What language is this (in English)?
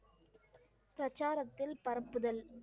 Tamil